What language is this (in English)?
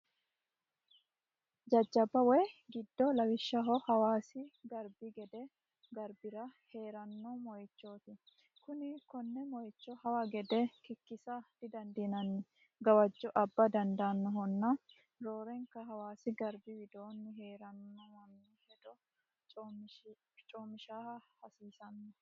Sidamo